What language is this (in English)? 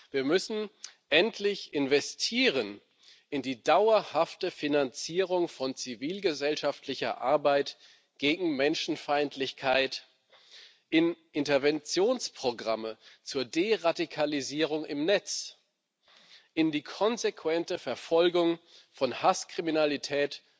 German